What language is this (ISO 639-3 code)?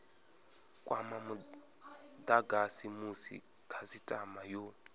ven